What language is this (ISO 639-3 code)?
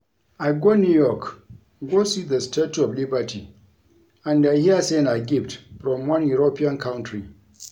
pcm